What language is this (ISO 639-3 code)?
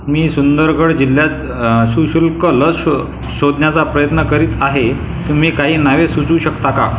mar